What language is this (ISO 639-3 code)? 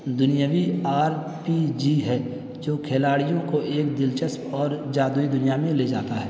urd